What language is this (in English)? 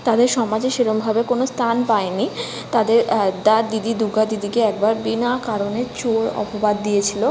Bangla